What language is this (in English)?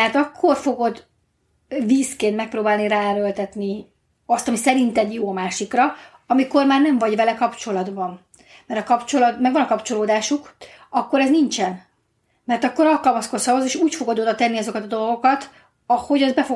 Hungarian